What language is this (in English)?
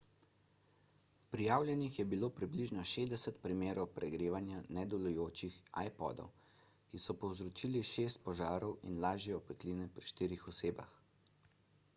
Slovenian